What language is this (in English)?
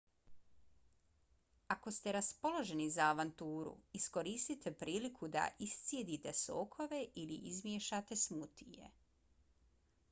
Bosnian